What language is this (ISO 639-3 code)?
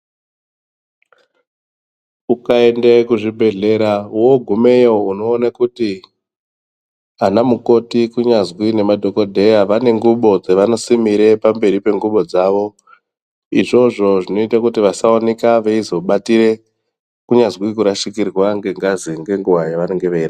ndc